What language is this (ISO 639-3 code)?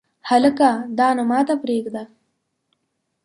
pus